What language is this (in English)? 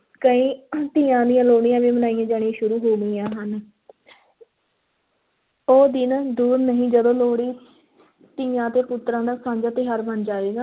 Punjabi